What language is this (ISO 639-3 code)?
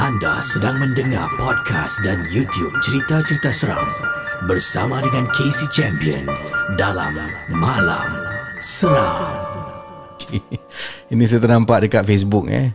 msa